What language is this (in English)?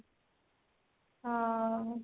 Odia